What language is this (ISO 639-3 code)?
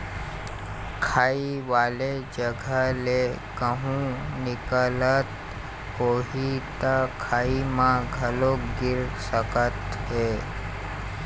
hne